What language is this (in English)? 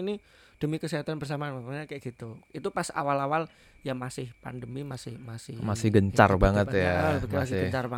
Indonesian